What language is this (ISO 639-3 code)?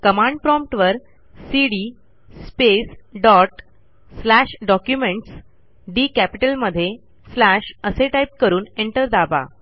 mar